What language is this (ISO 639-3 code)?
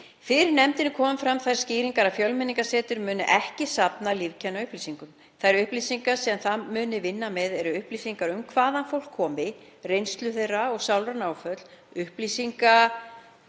isl